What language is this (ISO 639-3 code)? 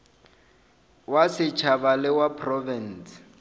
nso